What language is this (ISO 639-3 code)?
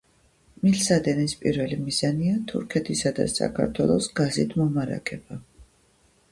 kat